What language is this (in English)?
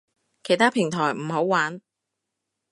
Cantonese